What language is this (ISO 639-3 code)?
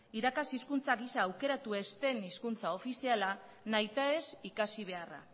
eus